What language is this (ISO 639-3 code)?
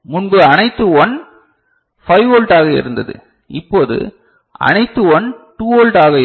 tam